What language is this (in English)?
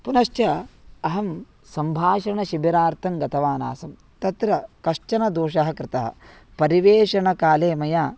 Sanskrit